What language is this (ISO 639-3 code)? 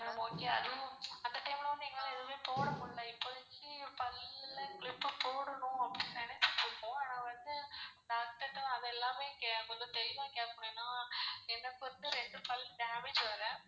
tam